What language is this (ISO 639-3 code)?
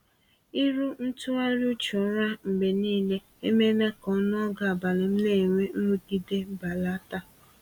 ibo